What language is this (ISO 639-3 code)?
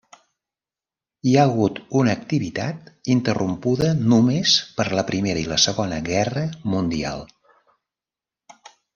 cat